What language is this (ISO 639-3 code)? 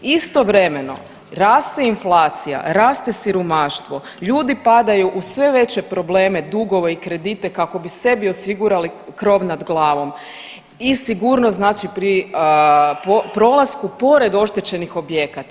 hrv